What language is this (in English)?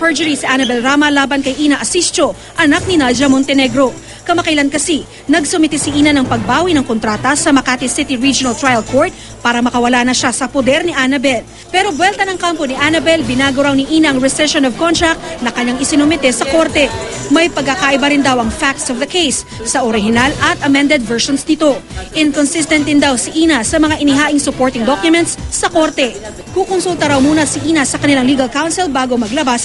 Filipino